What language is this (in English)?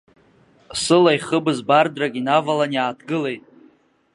Abkhazian